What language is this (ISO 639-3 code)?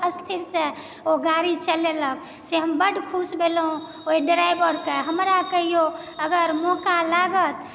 mai